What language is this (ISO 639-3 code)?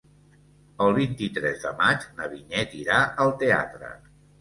cat